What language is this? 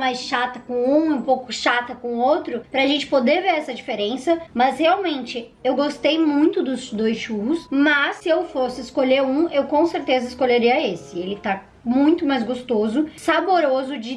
Portuguese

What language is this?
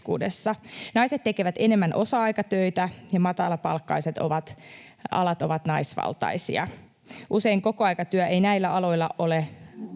Finnish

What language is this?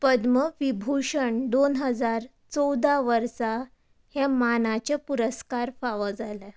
Konkani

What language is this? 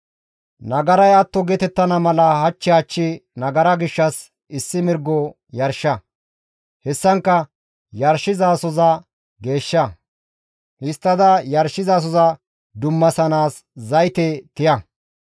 Gamo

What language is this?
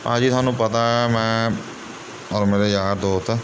Punjabi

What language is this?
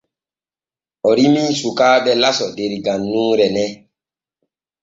Borgu Fulfulde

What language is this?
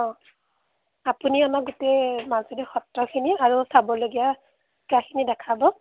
Assamese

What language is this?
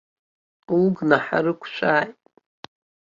Abkhazian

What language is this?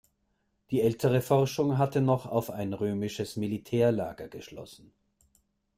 German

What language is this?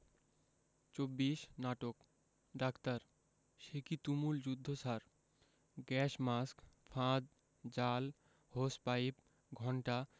Bangla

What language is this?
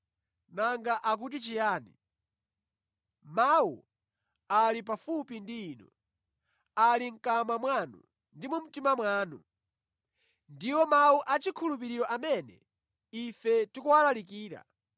Nyanja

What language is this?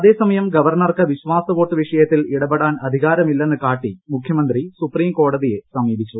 Malayalam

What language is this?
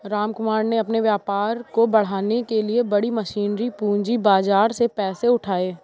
Hindi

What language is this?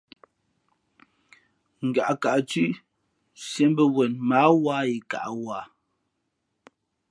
Fe'fe'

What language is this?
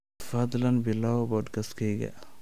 Somali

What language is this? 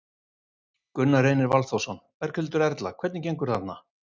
Icelandic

